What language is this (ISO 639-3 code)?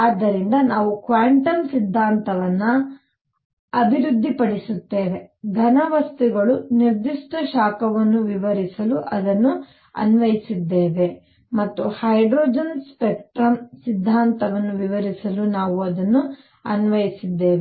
kan